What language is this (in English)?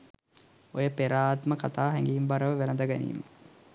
Sinhala